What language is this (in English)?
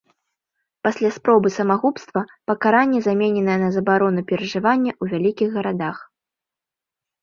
Belarusian